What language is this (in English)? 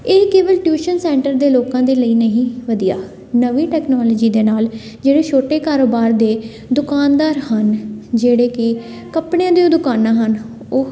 Punjabi